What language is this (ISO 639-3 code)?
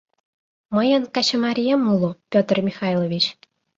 chm